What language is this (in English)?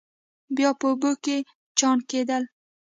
Pashto